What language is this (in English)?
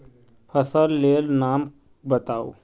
Magahi